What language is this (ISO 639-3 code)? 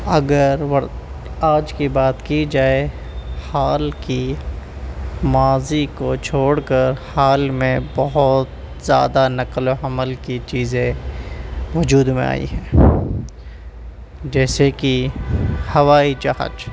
urd